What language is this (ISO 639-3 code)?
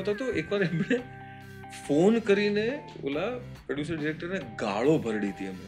guj